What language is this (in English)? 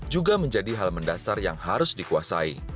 Indonesian